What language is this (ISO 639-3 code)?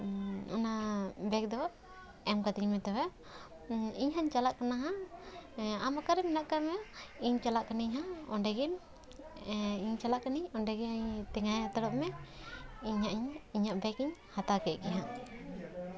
sat